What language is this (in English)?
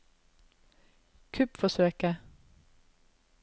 Norwegian